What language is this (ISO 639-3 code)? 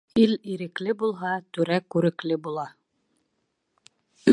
bak